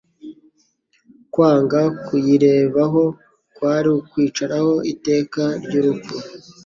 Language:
Kinyarwanda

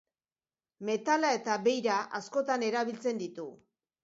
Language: Basque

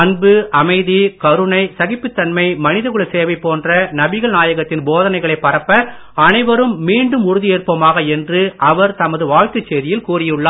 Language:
Tamil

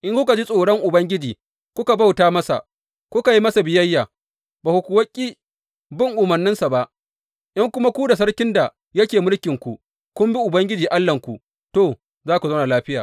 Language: Hausa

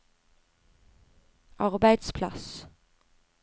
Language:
Norwegian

